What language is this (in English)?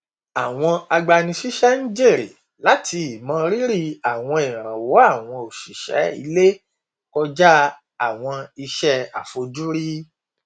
Yoruba